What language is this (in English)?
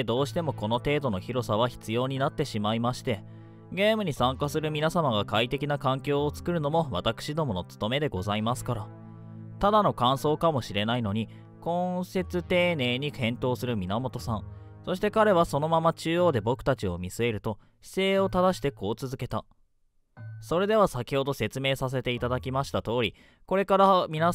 Japanese